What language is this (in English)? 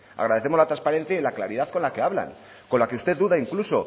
Spanish